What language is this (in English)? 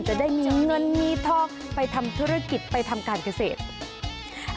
Thai